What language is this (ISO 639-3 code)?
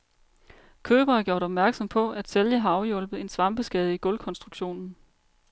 dan